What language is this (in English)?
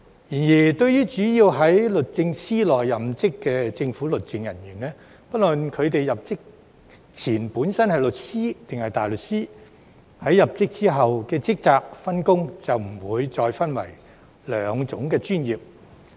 Cantonese